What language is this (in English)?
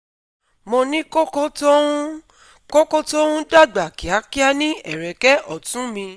Yoruba